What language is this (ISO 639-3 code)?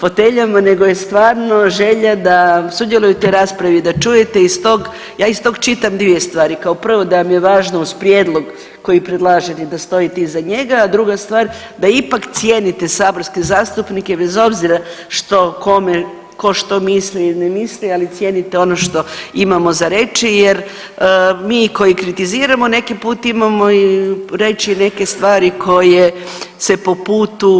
hrv